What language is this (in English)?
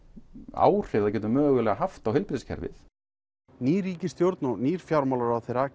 Icelandic